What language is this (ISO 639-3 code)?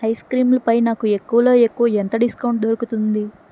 tel